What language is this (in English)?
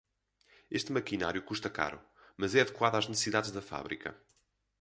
Portuguese